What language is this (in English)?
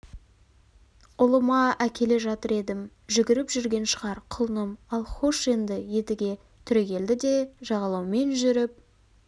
Kazakh